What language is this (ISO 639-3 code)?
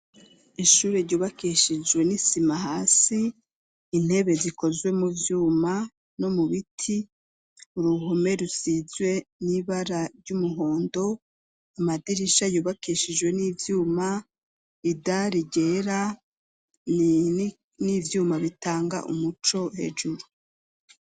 run